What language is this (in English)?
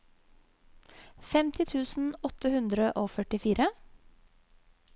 Norwegian